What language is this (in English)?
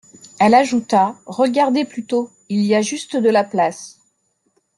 French